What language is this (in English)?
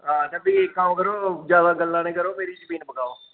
Dogri